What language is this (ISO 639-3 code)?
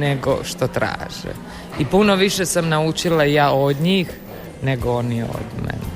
hrv